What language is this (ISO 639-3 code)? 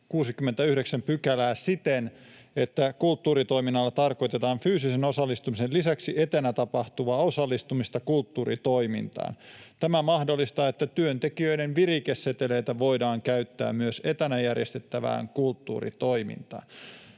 fin